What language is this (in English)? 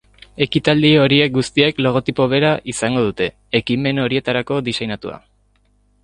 Basque